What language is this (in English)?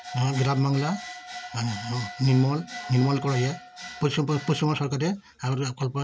Bangla